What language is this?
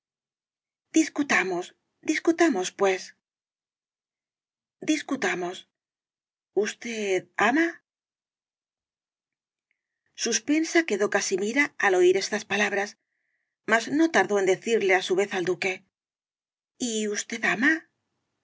Spanish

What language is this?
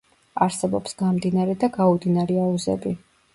Georgian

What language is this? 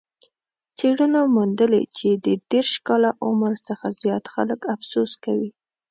Pashto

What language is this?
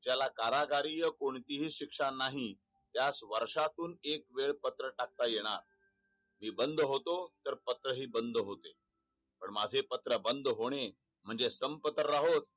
Marathi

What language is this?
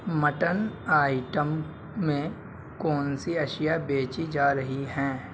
Urdu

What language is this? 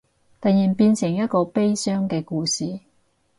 Cantonese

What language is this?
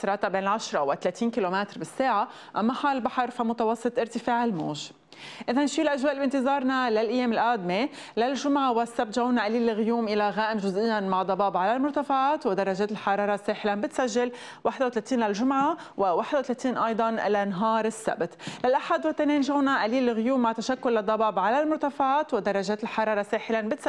Arabic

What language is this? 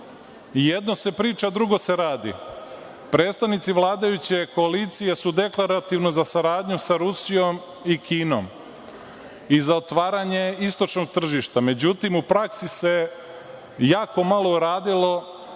Serbian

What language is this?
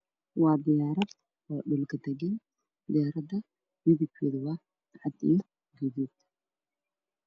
Somali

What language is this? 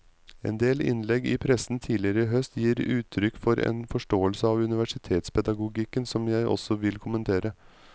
Norwegian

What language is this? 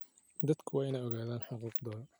Somali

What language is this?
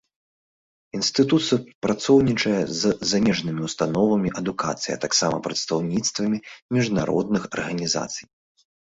Belarusian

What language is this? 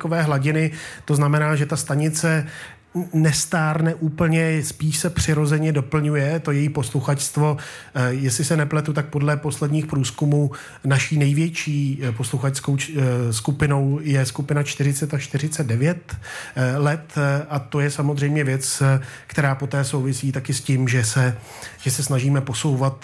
Czech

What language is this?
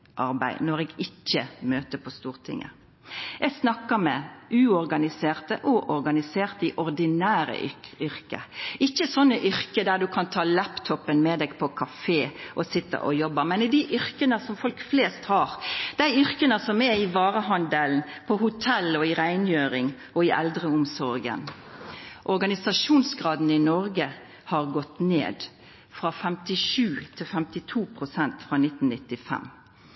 Norwegian Nynorsk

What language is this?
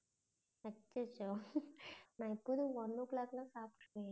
Tamil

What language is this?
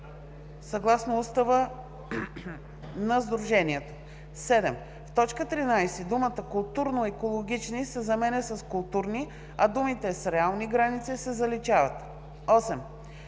Bulgarian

